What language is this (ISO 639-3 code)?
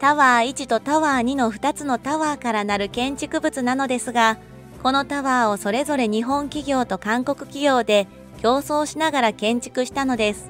jpn